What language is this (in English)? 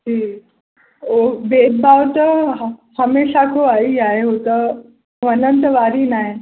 Sindhi